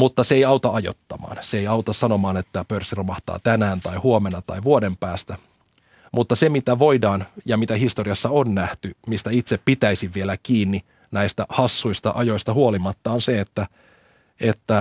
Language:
Finnish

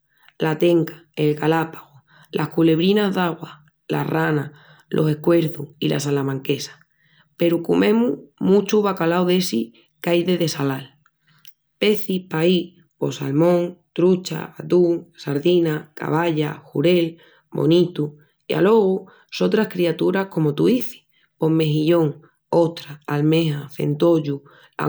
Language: Extremaduran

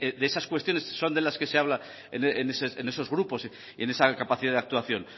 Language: Spanish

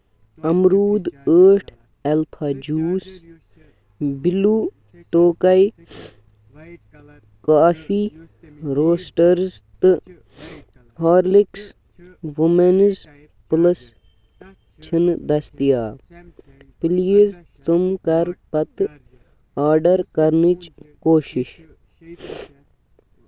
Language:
Kashmiri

